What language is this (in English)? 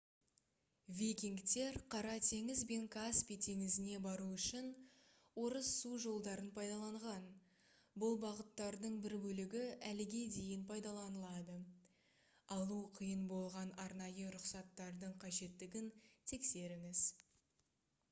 Kazakh